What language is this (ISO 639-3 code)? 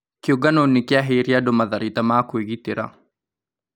kik